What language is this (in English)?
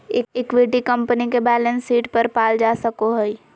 Magahi